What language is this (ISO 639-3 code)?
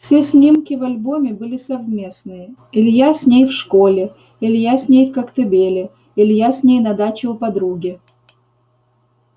rus